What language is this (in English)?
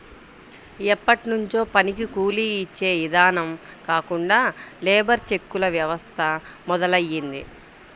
Telugu